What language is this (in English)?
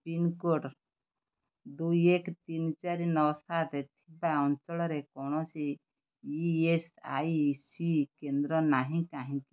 Odia